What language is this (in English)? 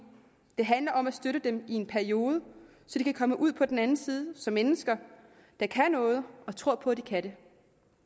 Danish